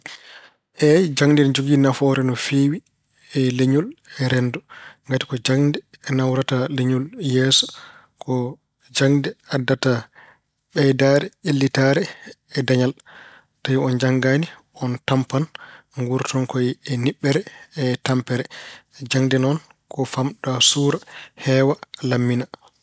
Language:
Fula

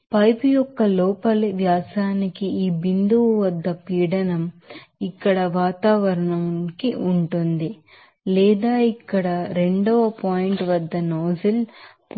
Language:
Telugu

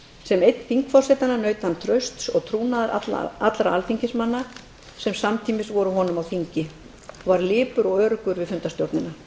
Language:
Icelandic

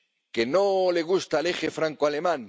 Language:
Spanish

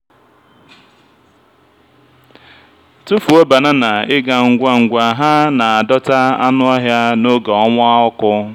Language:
Igbo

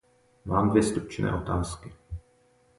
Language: Czech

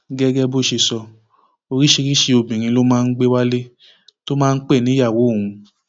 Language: Yoruba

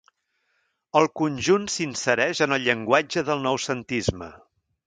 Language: Catalan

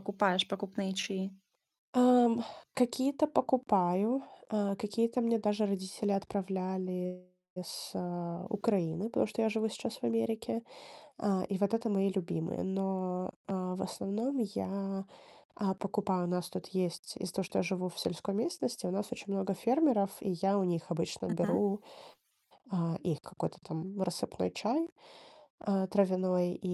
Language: Russian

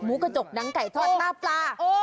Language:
Thai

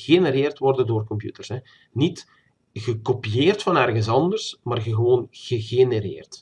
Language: Dutch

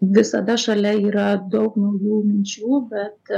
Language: Lithuanian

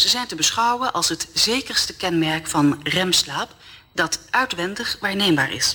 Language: Dutch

